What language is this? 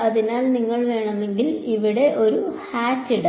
Malayalam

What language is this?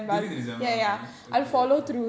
English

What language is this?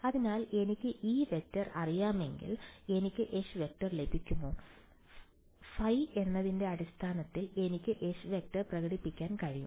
Malayalam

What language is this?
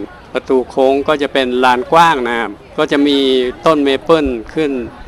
Thai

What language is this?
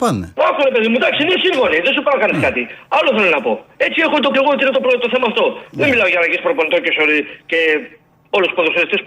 Greek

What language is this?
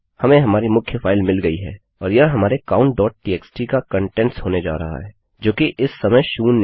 Hindi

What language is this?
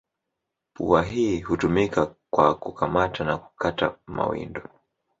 Swahili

